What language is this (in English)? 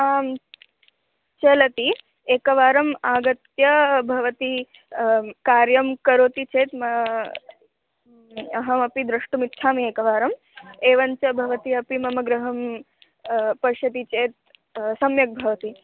Sanskrit